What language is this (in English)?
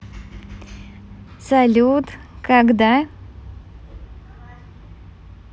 Russian